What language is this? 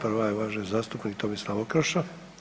Croatian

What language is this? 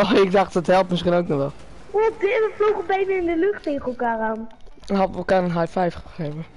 Dutch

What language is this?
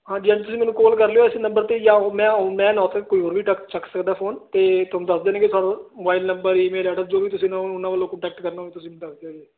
Punjabi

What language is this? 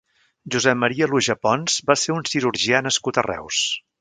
Catalan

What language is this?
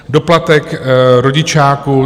Czech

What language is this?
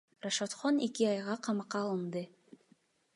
Kyrgyz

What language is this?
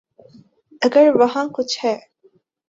Urdu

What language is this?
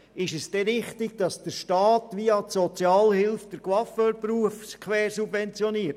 Swiss German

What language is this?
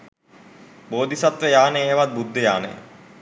Sinhala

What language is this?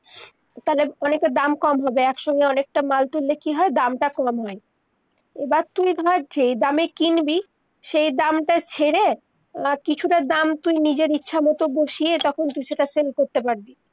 Bangla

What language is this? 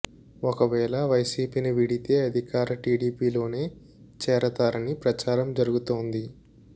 Telugu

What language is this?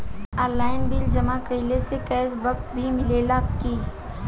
Bhojpuri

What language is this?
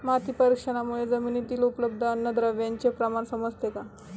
Marathi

